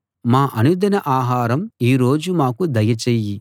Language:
Telugu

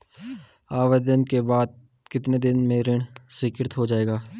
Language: Hindi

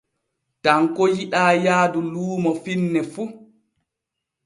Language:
Borgu Fulfulde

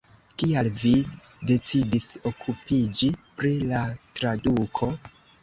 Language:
Esperanto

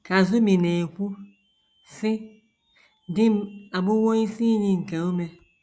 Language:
Igbo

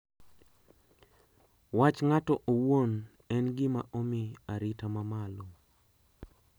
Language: Luo (Kenya and Tanzania)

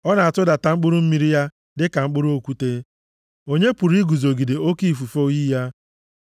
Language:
Igbo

